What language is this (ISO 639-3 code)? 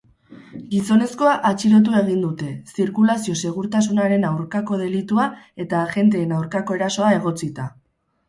eus